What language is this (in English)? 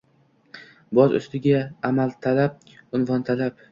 Uzbek